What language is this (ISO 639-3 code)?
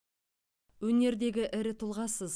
kaz